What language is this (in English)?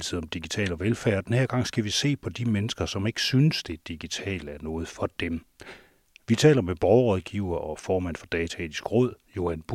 Danish